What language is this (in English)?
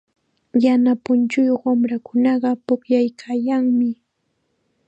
Chiquián Ancash Quechua